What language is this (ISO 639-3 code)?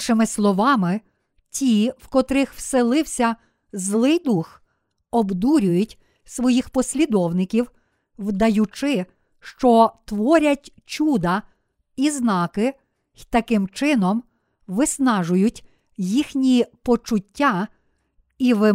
ukr